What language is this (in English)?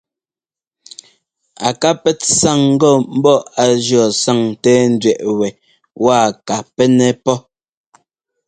Ngomba